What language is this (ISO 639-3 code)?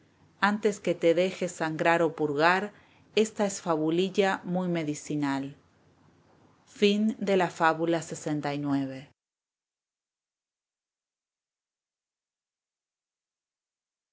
spa